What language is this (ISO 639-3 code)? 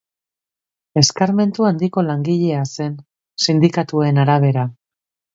eus